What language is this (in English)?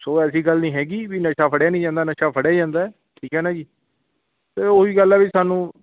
Punjabi